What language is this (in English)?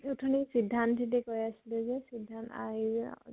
Assamese